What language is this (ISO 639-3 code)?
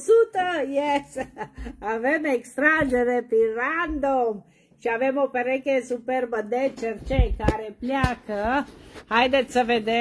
ron